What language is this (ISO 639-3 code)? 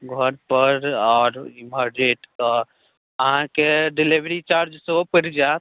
mai